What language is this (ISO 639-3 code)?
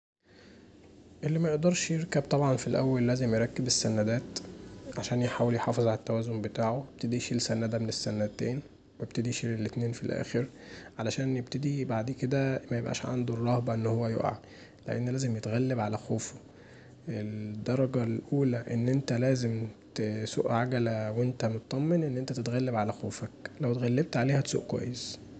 arz